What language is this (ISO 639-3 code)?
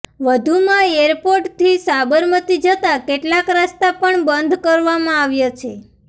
guj